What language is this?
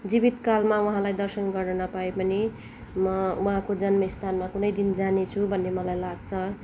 Nepali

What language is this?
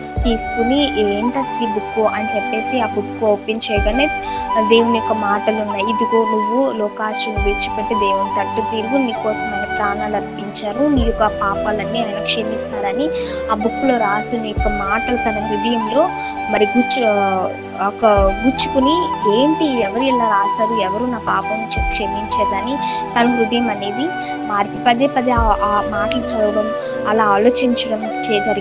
Telugu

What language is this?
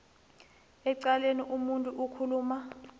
South Ndebele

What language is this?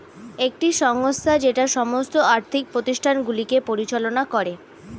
Bangla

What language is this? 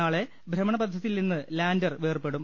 Malayalam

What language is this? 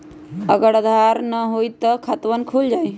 Magahi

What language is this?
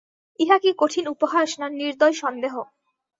Bangla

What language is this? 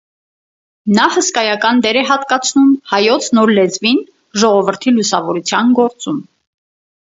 Armenian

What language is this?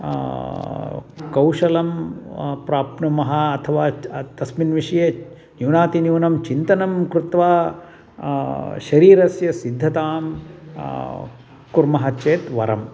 Sanskrit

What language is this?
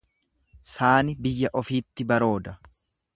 Oromo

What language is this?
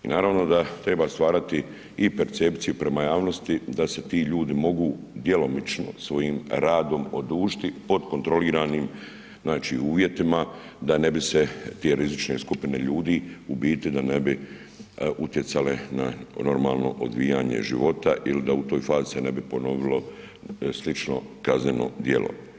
Croatian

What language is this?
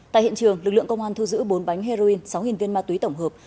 Vietnamese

